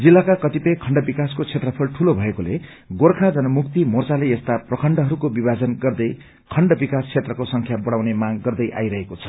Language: Nepali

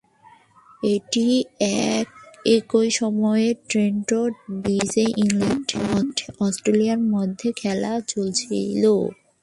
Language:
Bangla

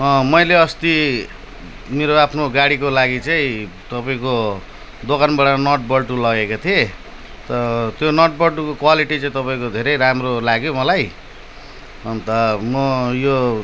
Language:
Nepali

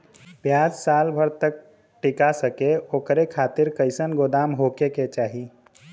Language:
Bhojpuri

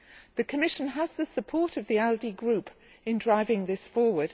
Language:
English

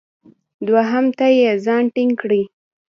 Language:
Pashto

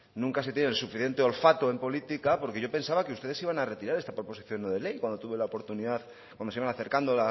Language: Spanish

